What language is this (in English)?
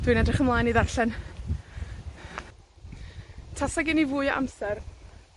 Welsh